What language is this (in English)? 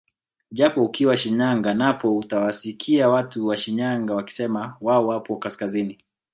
Swahili